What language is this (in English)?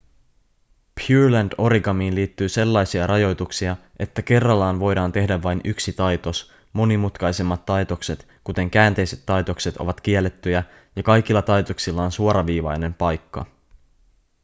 Finnish